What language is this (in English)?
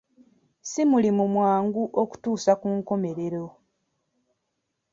Ganda